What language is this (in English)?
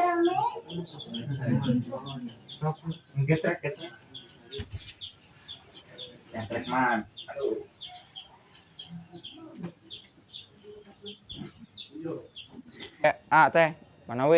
Indonesian